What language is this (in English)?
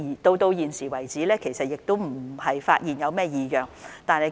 Cantonese